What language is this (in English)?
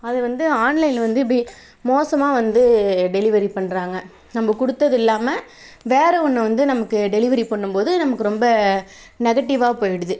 Tamil